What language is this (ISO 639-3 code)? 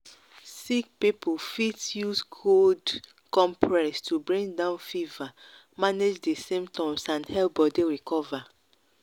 pcm